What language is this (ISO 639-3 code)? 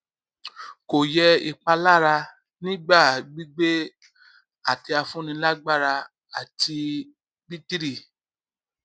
yor